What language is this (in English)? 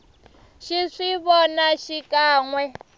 Tsonga